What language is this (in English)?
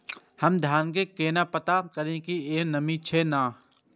Maithili